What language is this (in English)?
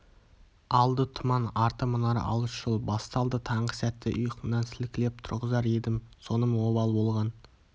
Kazakh